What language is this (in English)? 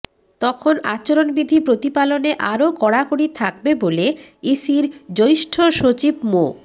Bangla